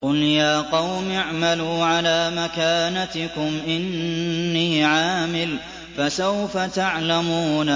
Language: Arabic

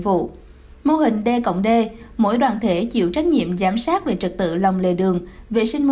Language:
Vietnamese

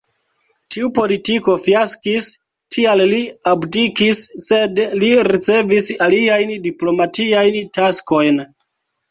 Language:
Esperanto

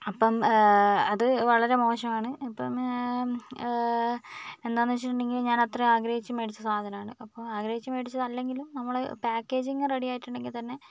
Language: Malayalam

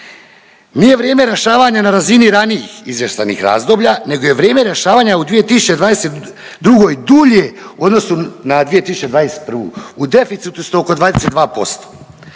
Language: Croatian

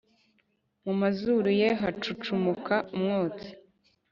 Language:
Kinyarwanda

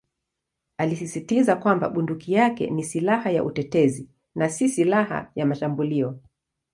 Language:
Swahili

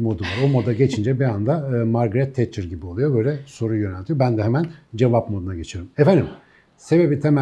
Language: Turkish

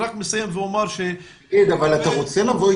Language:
Hebrew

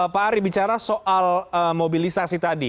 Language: Indonesian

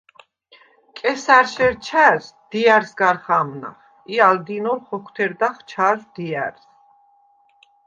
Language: Svan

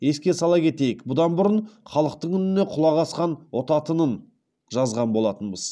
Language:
Kazakh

